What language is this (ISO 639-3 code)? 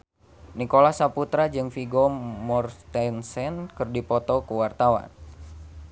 sun